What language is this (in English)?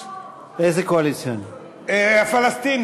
Hebrew